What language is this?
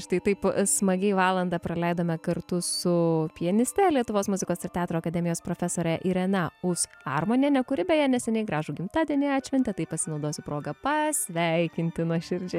Lithuanian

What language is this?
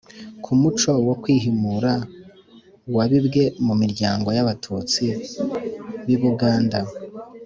Kinyarwanda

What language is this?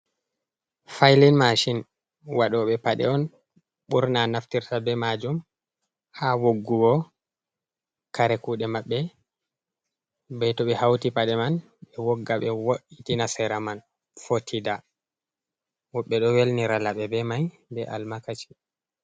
Fula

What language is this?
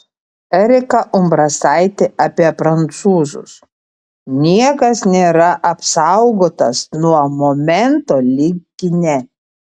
Lithuanian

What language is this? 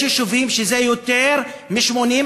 Hebrew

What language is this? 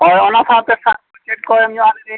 Santali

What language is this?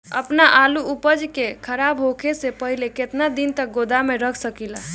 Bhojpuri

